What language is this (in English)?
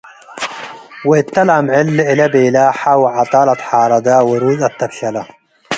Tigre